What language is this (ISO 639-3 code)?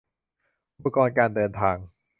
tha